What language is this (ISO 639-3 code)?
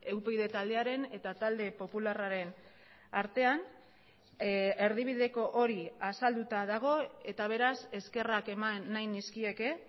eus